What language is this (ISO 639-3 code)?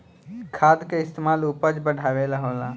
bho